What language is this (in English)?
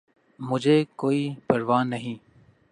Urdu